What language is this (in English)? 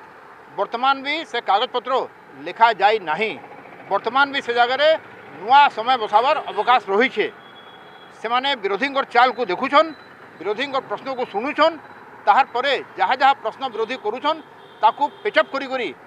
Hindi